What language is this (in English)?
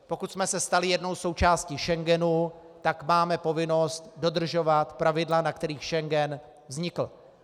Czech